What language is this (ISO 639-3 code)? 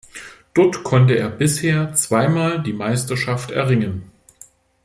deu